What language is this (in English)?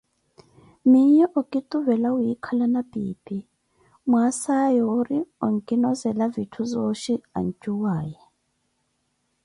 Koti